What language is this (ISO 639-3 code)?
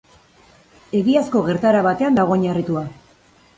eus